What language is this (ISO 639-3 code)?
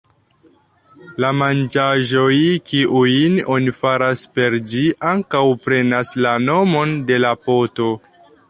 epo